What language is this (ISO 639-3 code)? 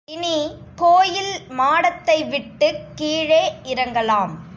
tam